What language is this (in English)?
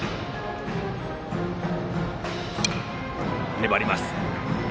Japanese